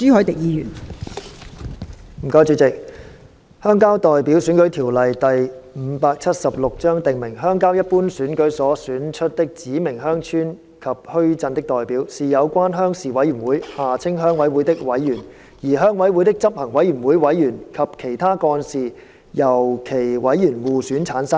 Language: Cantonese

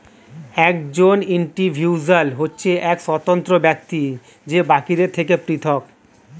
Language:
Bangla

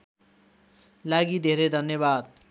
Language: Nepali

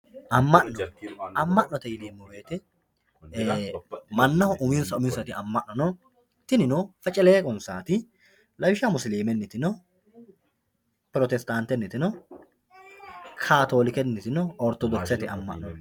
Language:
Sidamo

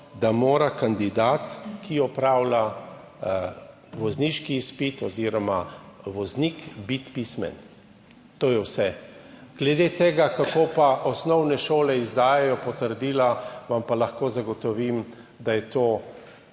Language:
Slovenian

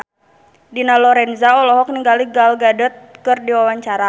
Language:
Sundanese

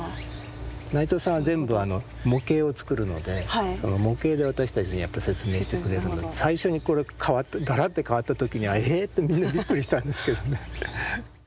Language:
Japanese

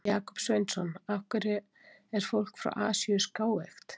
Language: Icelandic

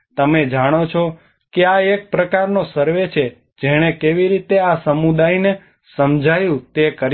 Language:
Gujarati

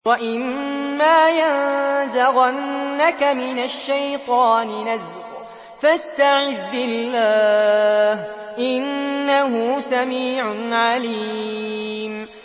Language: Arabic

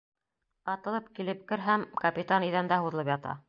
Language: Bashkir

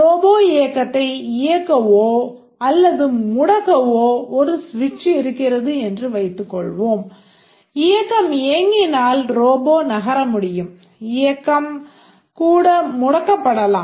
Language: Tamil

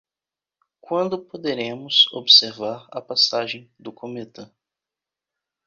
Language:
Portuguese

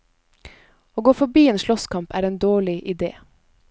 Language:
Norwegian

